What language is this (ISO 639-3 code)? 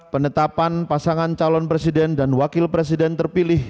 ind